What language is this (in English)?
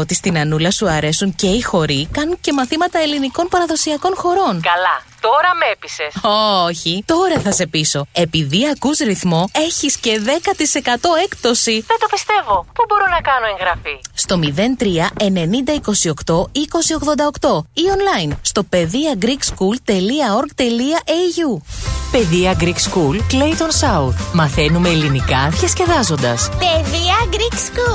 Greek